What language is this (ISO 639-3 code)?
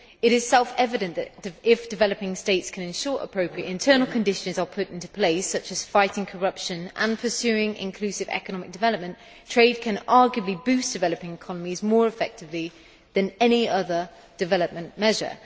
eng